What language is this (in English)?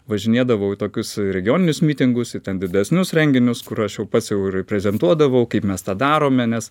Lithuanian